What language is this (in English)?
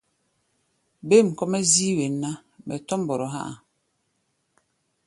Gbaya